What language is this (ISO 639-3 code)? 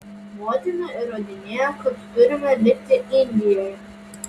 lit